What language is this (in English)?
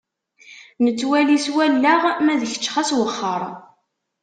Kabyle